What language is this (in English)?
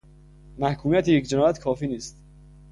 Persian